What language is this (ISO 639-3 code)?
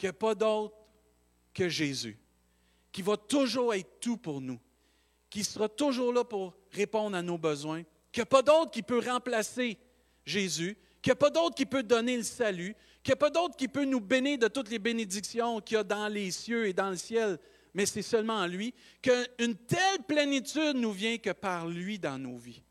fra